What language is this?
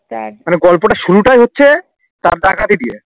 Bangla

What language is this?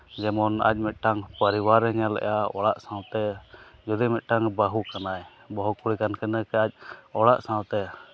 Santali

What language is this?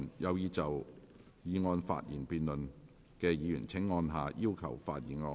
Cantonese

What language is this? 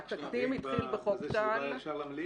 Hebrew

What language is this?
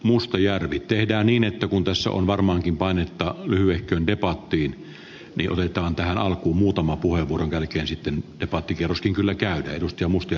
Finnish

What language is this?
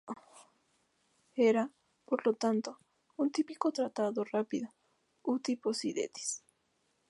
Spanish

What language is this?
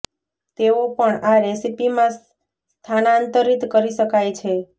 Gujarati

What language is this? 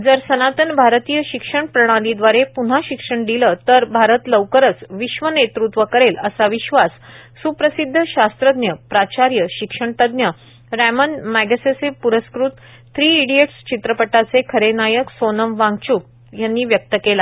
Marathi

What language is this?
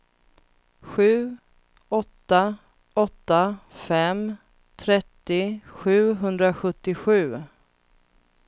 Swedish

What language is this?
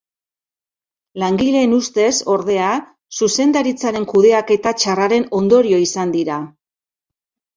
Basque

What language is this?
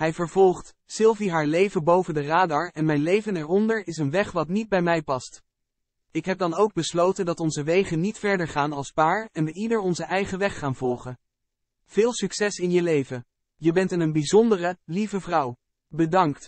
Dutch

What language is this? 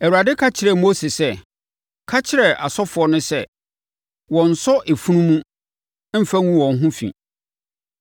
Akan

